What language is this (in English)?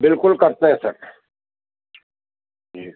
Hindi